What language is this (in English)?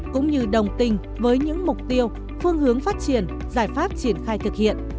Vietnamese